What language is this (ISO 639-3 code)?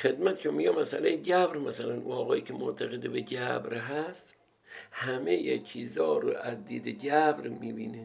fas